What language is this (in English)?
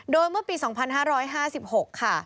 Thai